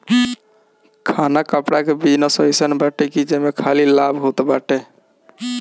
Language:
Bhojpuri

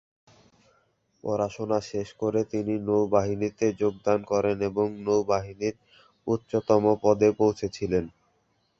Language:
Bangla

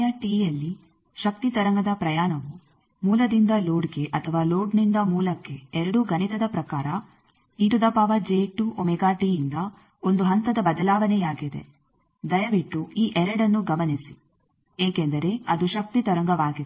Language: Kannada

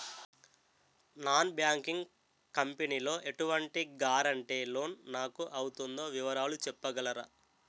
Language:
Telugu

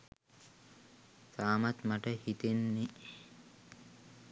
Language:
Sinhala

